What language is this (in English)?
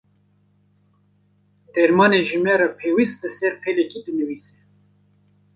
Kurdish